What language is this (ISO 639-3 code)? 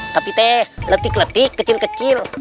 ind